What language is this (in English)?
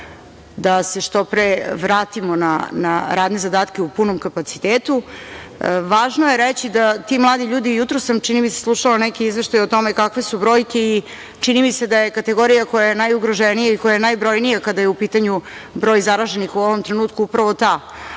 Serbian